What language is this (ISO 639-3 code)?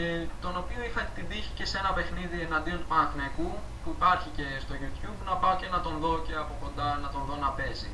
ell